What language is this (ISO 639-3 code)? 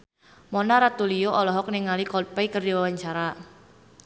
sun